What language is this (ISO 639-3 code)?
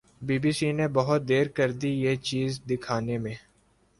urd